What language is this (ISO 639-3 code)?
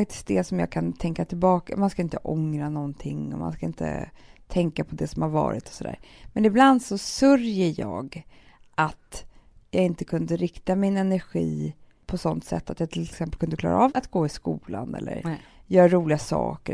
swe